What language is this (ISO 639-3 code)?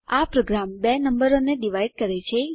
guj